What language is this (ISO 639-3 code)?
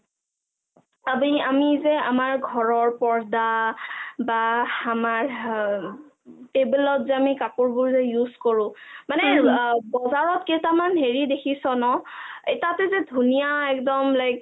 asm